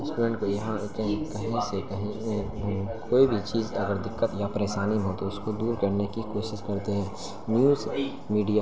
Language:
Urdu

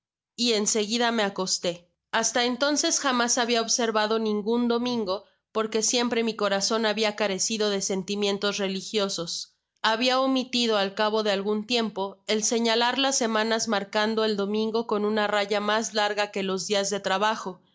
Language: Spanish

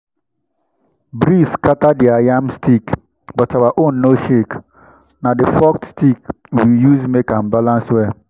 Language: Nigerian Pidgin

